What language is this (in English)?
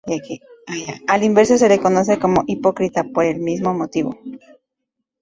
Spanish